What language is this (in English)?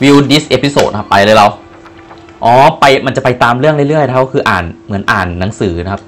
Thai